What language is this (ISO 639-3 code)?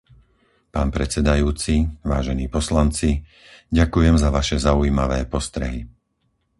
slk